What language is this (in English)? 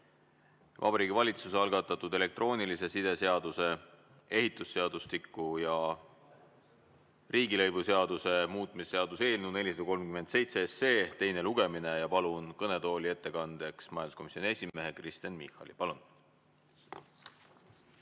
Estonian